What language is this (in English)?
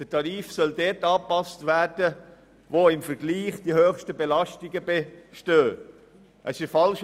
Swiss German